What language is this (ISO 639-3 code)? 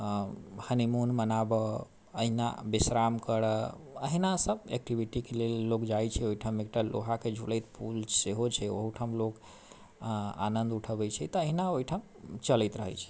mai